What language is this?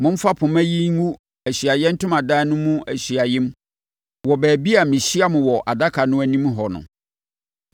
Akan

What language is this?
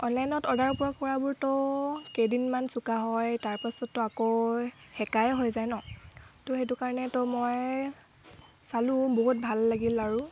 Assamese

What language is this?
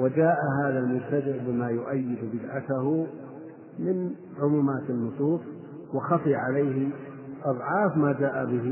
Arabic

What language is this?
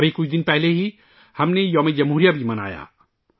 Urdu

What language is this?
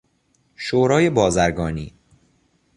Persian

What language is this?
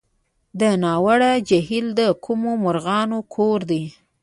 Pashto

